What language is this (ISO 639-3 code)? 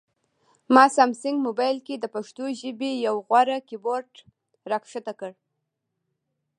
pus